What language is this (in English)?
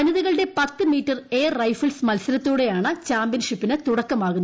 Malayalam